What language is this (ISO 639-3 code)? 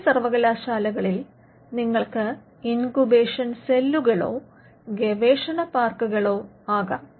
mal